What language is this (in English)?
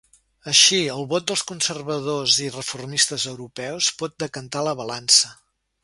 Catalan